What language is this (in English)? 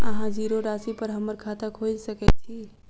Maithili